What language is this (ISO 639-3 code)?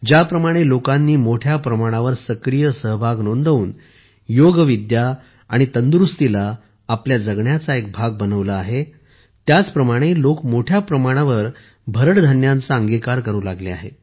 mar